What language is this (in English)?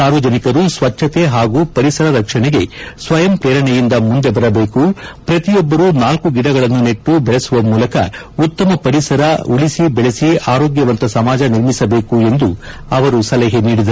Kannada